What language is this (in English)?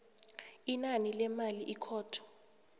South Ndebele